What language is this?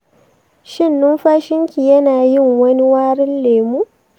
Hausa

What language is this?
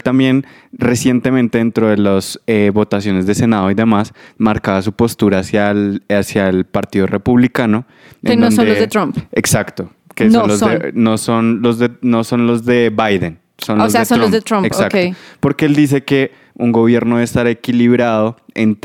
Spanish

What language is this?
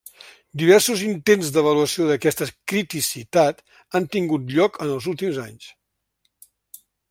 Catalan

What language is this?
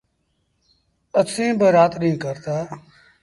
Sindhi Bhil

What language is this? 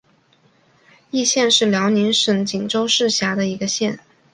Chinese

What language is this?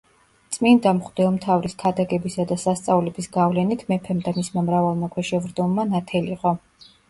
Georgian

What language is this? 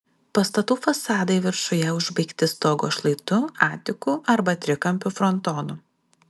Lithuanian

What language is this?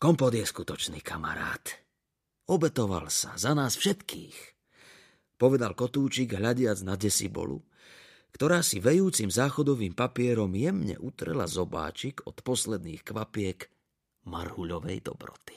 Slovak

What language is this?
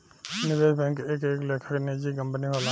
Bhojpuri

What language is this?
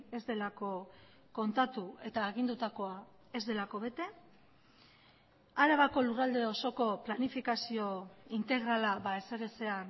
Basque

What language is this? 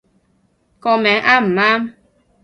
Cantonese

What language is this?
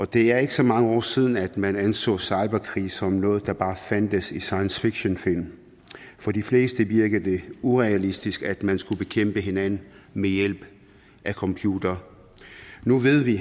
Danish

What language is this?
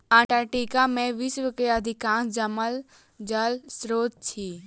Maithili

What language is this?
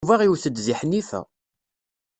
Kabyle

